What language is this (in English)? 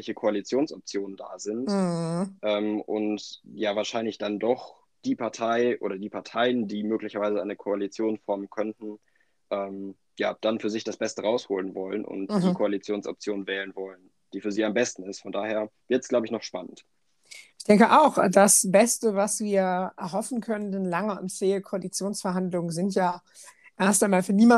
German